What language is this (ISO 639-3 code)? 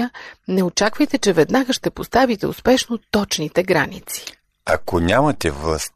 bul